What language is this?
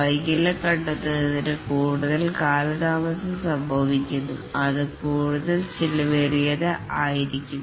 Malayalam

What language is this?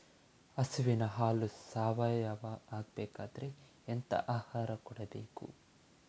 Kannada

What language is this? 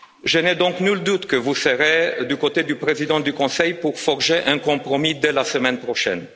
French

